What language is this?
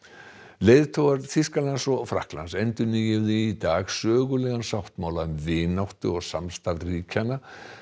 Icelandic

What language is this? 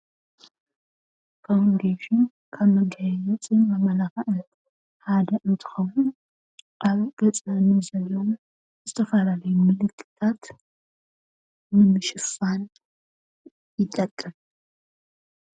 Tigrinya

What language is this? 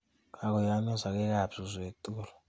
Kalenjin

